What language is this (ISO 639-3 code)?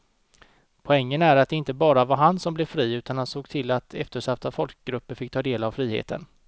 swe